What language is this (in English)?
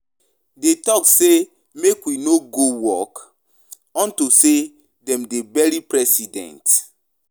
Nigerian Pidgin